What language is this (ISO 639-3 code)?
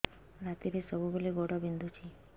ori